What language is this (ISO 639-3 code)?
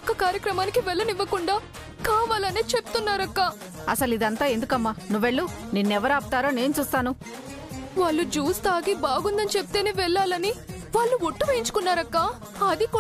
tel